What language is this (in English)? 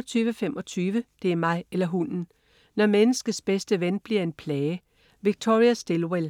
Danish